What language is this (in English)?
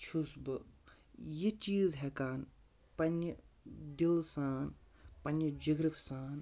Kashmiri